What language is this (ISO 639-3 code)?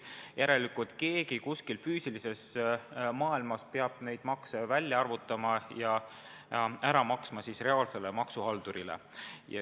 est